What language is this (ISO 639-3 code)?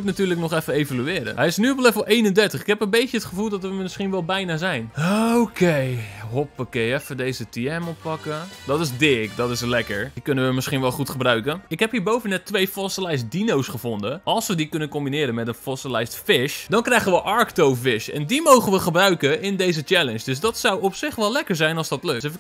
nld